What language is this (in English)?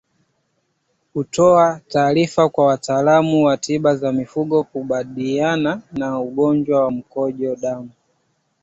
Swahili